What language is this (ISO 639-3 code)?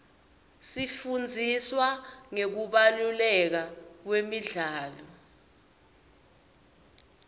ssw